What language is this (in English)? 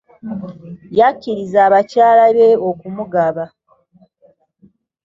Ganda